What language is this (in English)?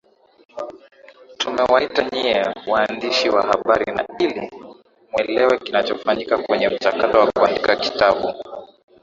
Swahili